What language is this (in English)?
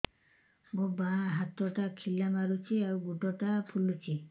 Odia